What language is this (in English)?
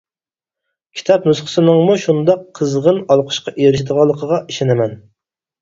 Uyghur